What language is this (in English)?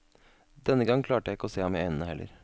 Norwegian